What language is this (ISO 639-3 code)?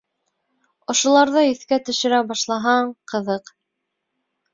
bak